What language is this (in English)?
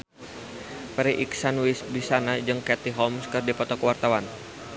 Sundanese